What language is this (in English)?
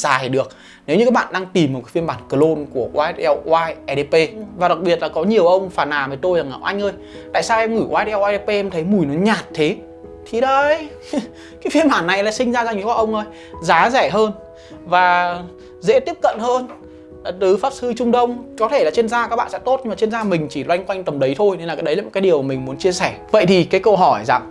Vietnamese